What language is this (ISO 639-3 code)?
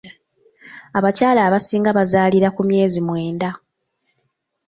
lug